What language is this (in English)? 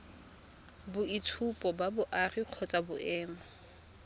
Tswana